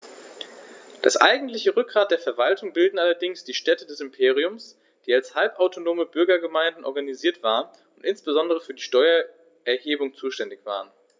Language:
German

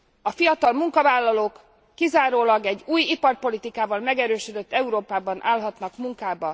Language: Hungarian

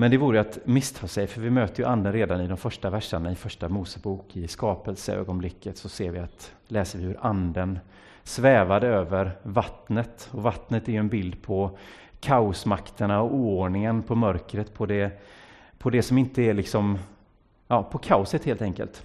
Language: Swedish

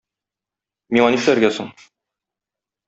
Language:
Tatar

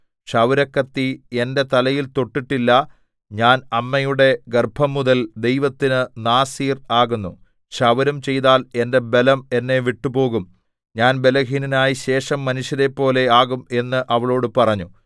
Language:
Malayalam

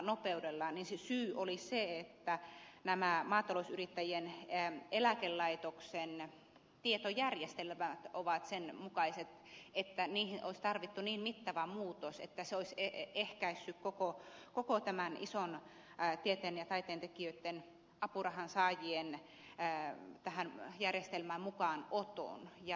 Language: Finnish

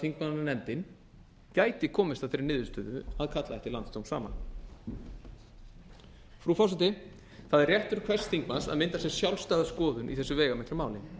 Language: Icelandic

